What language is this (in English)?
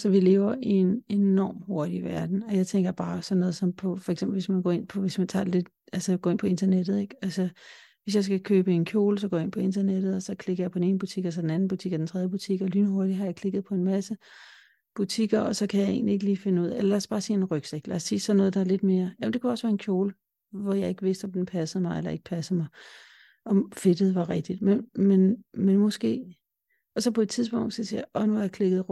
Danish